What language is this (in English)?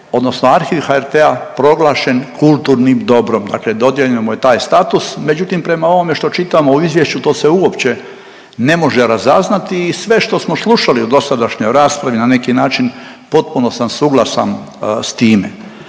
Croatian